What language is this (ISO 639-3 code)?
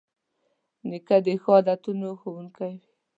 pus